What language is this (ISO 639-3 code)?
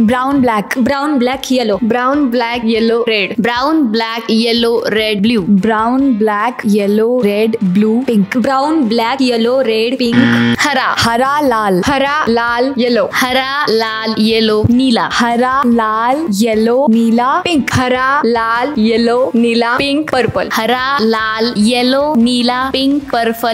hin